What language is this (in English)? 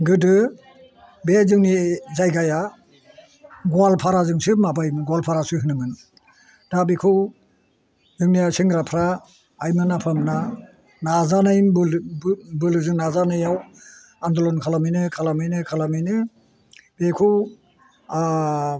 Bodo